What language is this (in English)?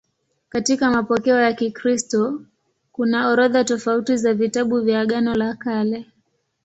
Swahili